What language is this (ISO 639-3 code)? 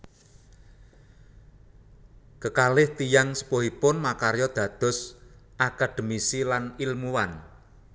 jav